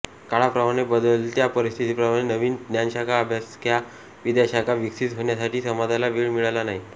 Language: Marathi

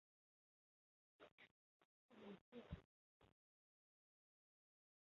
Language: Chinese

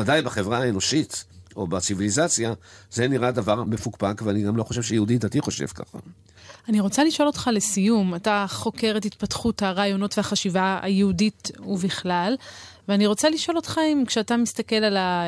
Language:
Hebrew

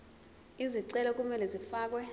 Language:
Zulu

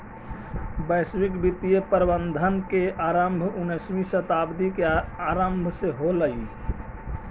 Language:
Magahi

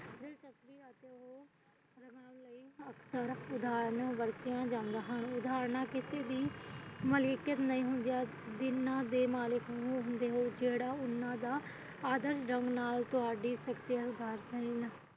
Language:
Punjabi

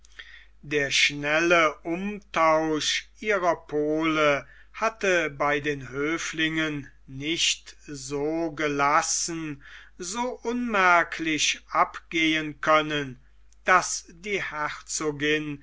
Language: German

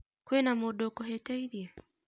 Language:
Kikuyu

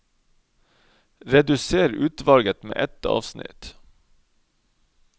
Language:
Norwegian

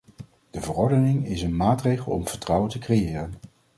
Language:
Dutch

